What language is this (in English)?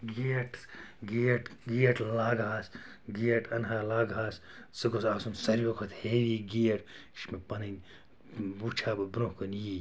Kashmiri